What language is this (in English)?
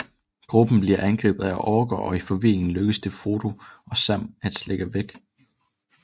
Danish